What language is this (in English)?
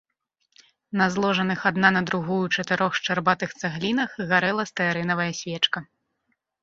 Belarusian